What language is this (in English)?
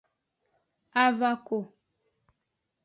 Aja (Benin)